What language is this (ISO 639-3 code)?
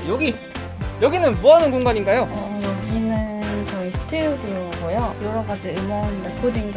kor